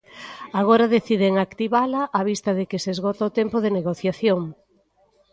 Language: Galician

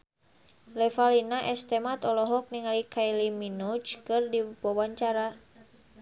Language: Sundanese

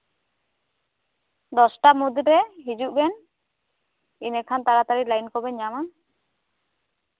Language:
Santali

